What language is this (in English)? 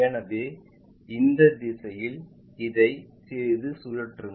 Tamil